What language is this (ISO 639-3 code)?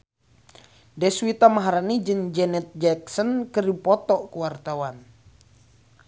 sun